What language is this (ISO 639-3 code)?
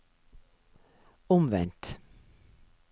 nor